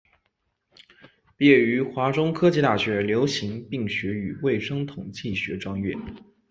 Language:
Chinese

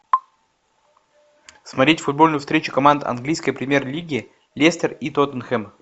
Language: Russian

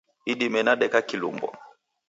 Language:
Taita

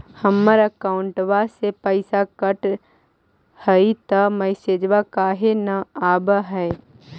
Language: Magahi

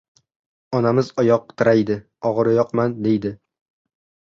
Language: Uzbek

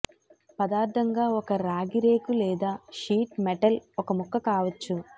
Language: Telugu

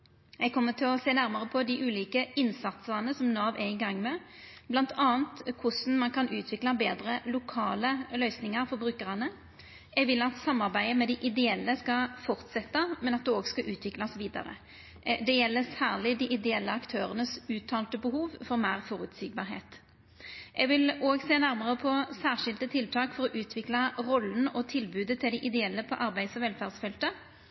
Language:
Norwegian Nynorsk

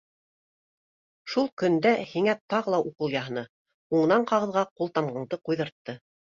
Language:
Bashkir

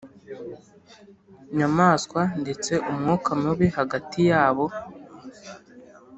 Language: Kinyarwanda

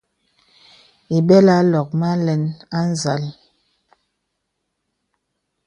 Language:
Bebele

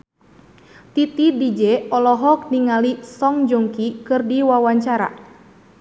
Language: Sundanese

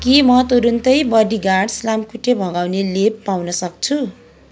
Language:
Nepali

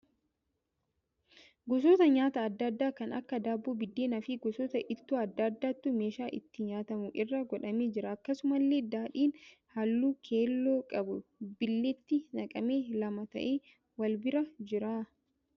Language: Oromo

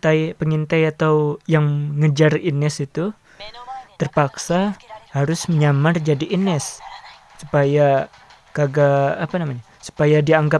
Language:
Indonesian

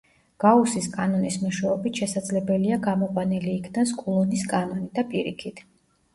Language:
Georgian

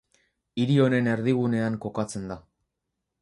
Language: Basque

